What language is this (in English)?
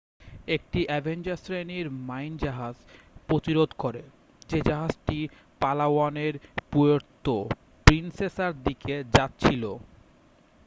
Bangla